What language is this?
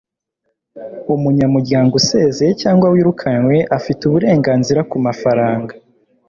Kinyarwanda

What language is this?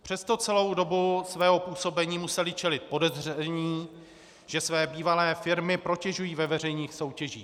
Czech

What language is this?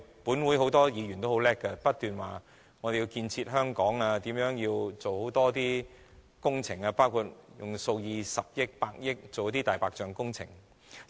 Cantonese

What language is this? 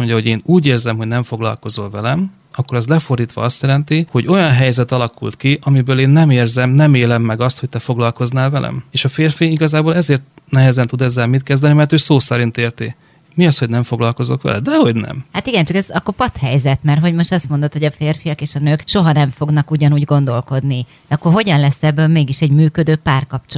Hungarian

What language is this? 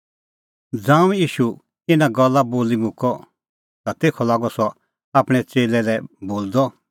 Kullu Pahari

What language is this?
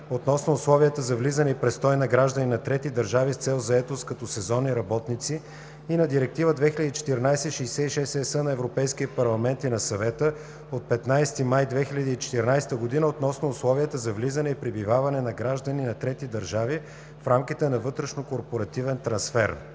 Bulgarian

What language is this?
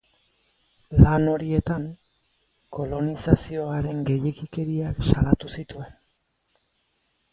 Basque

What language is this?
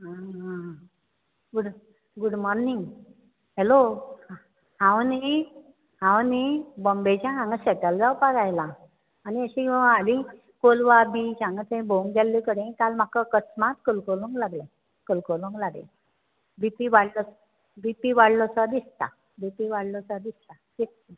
Konkani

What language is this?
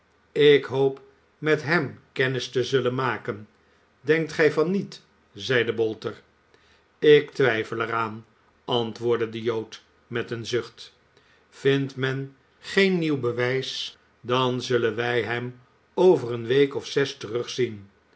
Dutch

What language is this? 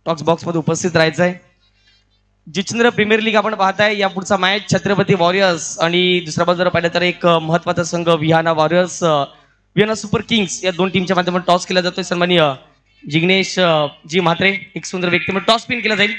Marathi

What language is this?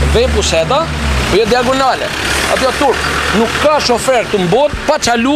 Romanian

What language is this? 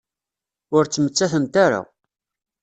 Kabyle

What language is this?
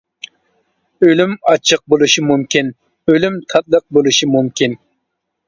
Uyghur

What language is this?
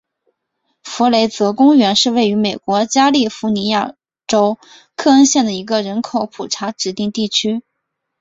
Chinese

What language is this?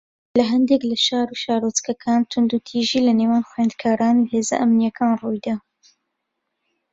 Central Kurdish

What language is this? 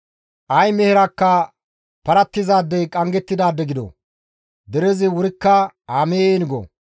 Gamo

